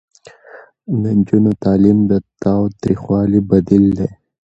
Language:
Pashto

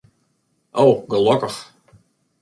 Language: Western Frisian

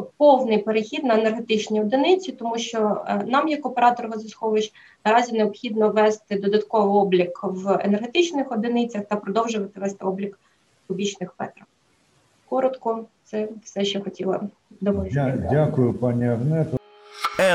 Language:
Ukrainian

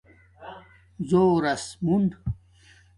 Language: Domaaki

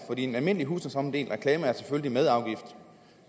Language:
Danish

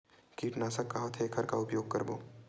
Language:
Chhattisgarhi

